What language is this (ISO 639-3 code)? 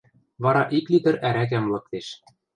mrj